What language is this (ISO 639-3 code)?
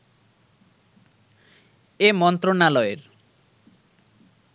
ben